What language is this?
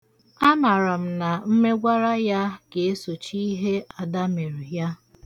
Igbo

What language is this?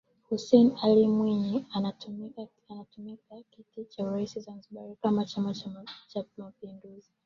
Swahili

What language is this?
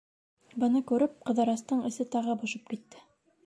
Bashkir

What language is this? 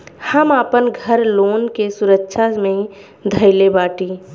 Bhojpuri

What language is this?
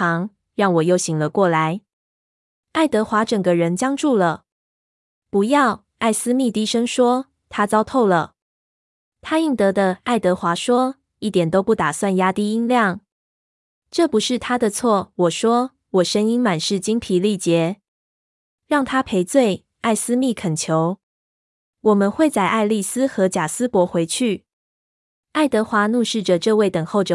Chinese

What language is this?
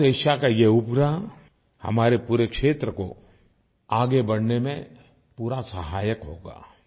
Hindi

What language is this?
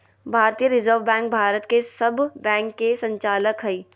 Magahi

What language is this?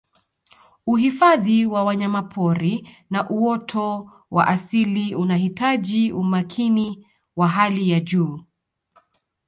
Swahili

